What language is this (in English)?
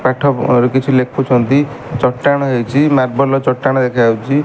Odia